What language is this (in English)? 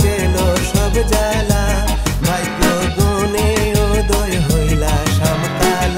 Arabic